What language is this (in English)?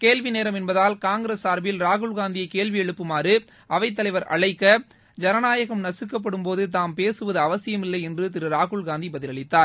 Tamil